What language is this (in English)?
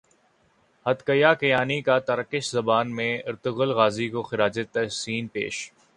Urdu